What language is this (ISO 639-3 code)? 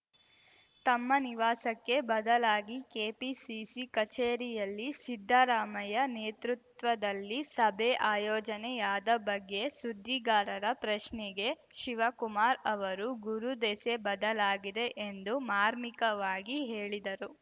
kan